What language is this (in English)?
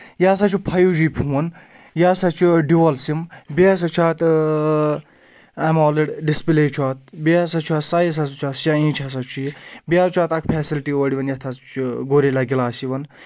Kashmiri